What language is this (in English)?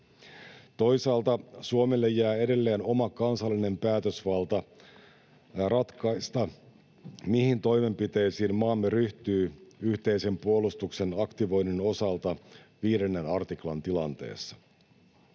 Finnish